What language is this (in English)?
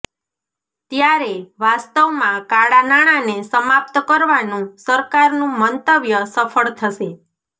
Gujarati